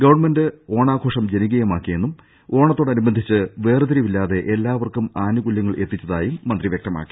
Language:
Malayalam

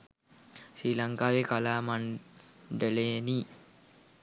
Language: Sinhala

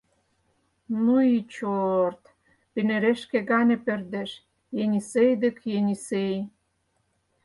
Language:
Mari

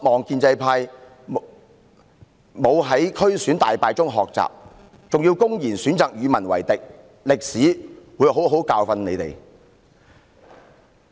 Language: Cantonese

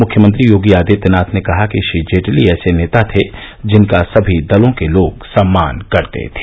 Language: Hindi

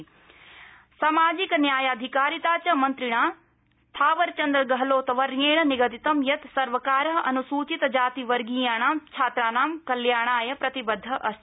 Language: Sanskrit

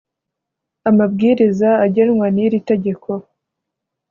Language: Kinyarwanda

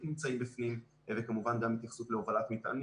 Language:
Hebrew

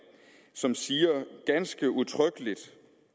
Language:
Danish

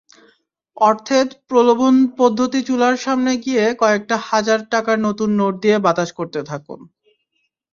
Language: Bangla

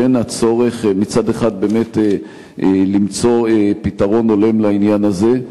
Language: Hebrew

